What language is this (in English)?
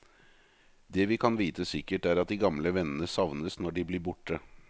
Norwegian